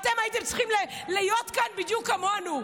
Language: Hebrew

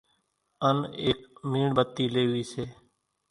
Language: Kachi Koli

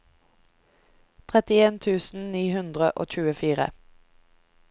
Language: Norwegian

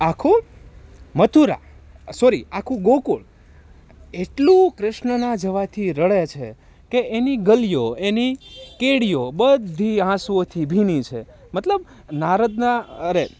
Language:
Gujarati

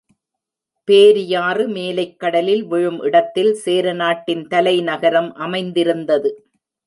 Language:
Tamil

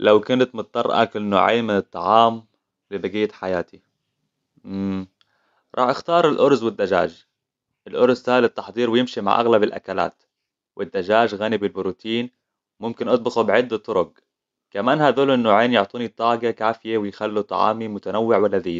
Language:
Hijazi Arabic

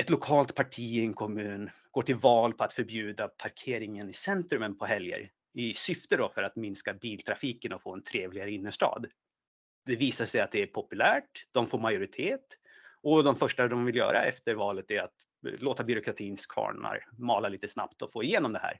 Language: Swedish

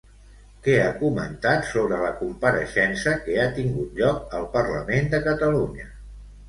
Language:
Catalan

